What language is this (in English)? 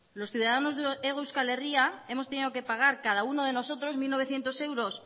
Spanish